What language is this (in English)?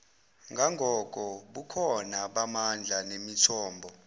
Zulu